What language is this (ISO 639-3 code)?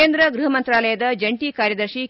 kan